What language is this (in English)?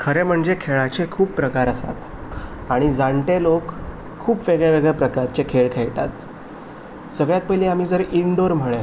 Konkani